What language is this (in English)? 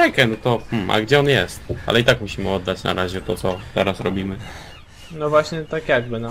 Polish